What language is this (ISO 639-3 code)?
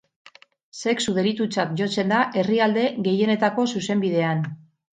eus